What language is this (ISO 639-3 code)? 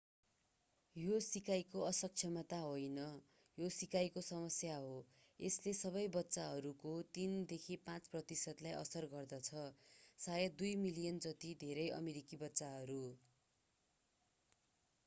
nep